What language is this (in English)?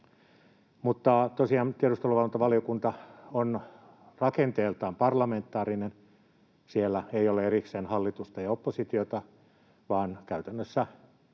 Finnish